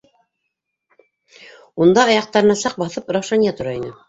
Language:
Bashkir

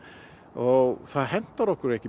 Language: Icelandic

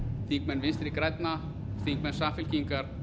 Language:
Icelandic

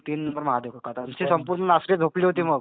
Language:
Marathi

